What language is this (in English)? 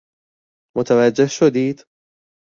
Persian